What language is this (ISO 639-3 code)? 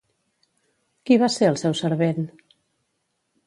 cat